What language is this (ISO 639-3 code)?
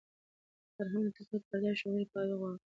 pus